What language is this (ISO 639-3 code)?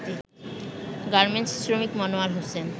ben